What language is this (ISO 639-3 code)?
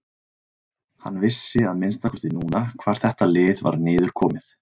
isl